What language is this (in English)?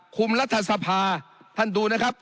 Thai